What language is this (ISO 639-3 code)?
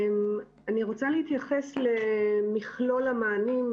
heb